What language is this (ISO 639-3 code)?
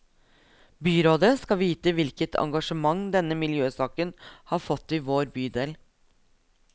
nor